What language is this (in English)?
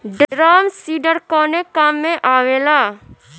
Bhojpuri